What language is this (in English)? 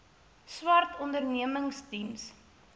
Afrikaans